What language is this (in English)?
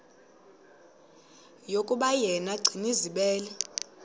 Xhosa